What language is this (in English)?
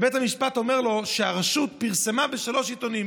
Hebrew